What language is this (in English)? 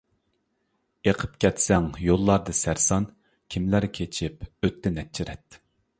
Uyghur